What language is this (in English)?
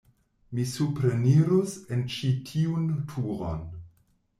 Esperanto